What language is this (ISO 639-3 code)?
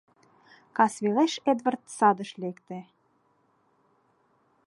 chm